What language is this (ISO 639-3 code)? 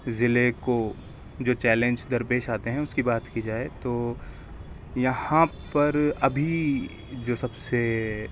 urd